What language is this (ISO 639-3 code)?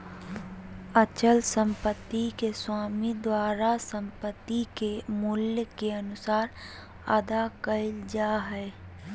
mag